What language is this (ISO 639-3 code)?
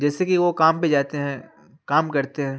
urd